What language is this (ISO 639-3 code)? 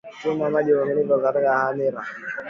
swa